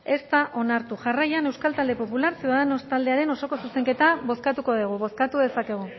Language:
Basque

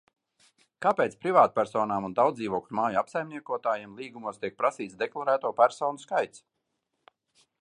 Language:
Latvian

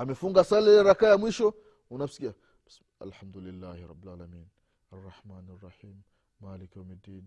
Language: Swahili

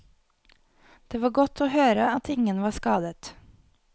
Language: Norwegian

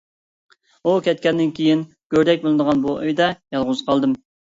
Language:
Uyghur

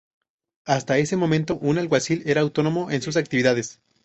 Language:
Spanish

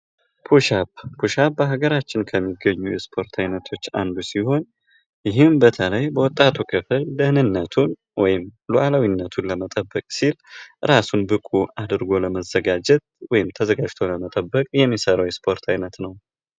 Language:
Amharic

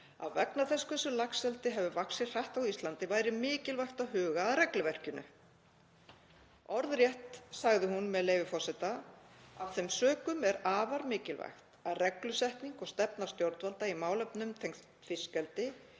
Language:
Icelandic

